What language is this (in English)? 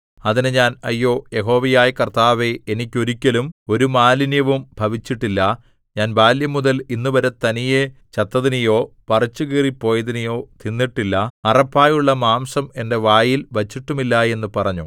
Malayalam